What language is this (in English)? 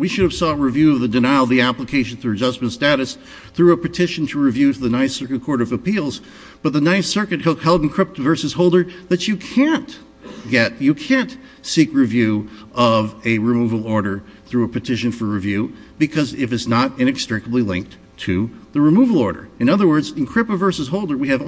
English